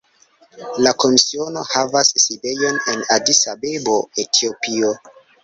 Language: Esperanto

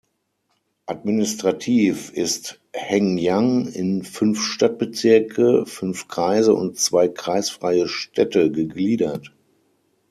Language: German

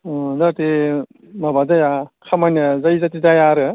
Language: Bodo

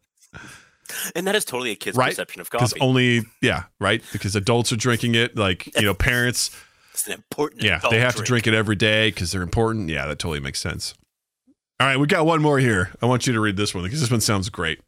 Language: English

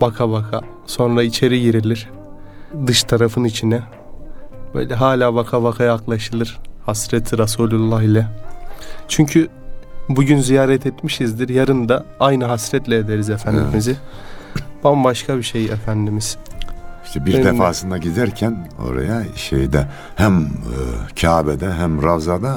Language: Turkish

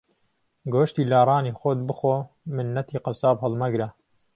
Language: Central Kurdish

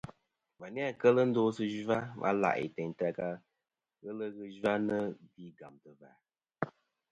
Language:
Kom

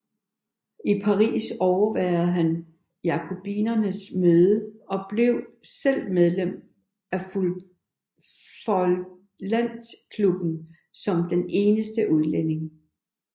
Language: Danish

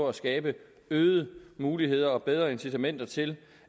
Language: Danish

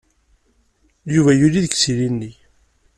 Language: Kabyle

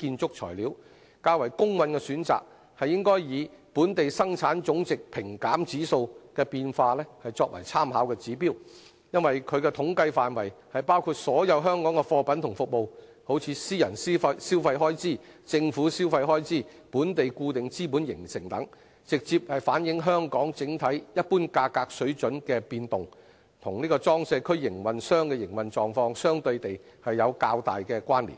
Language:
Cantonese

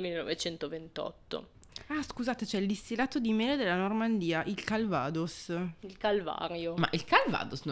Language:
Italian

